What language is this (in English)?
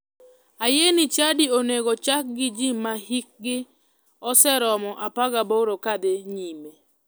Luo (Kenya and Tanzania)